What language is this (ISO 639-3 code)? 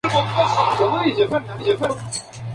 spa